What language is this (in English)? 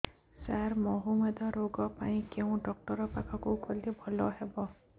Odia